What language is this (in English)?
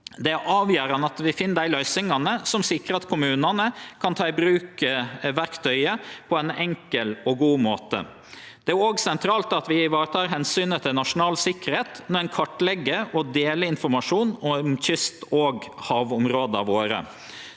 Norwegian